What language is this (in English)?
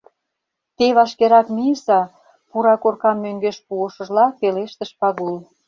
Mari